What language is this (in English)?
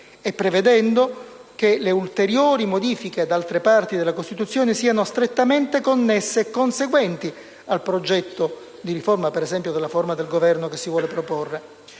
Italian